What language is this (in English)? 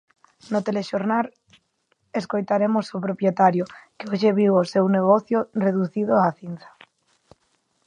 Galician